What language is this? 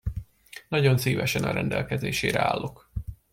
Hungarian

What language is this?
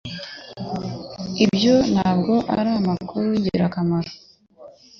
Kinyarwanda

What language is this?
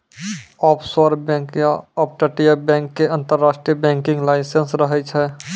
Maithili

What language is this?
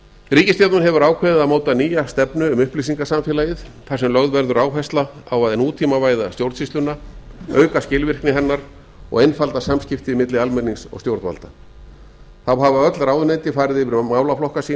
Icelandic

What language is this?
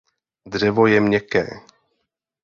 Czech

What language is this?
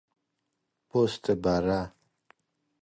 Persian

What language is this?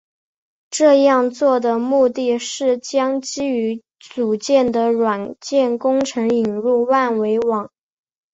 Chinese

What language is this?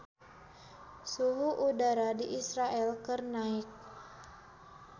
Sundanese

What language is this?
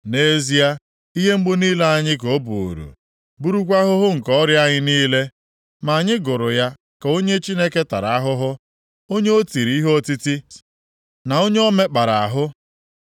Igbo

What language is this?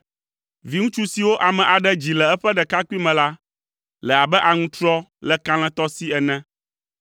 Ewe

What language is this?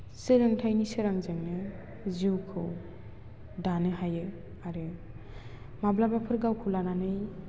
Bodo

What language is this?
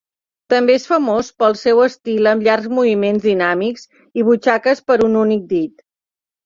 Catalan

